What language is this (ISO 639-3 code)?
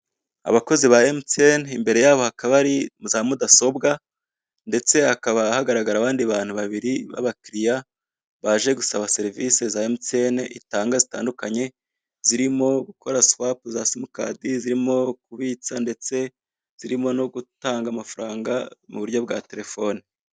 kin